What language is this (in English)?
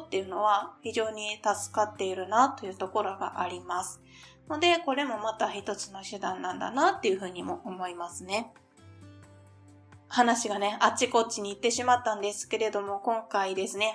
Japanese